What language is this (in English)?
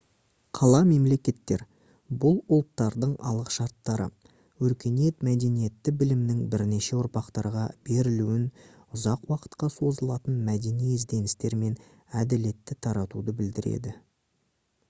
Kazakh